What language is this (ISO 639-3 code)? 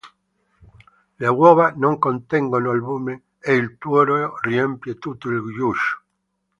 ita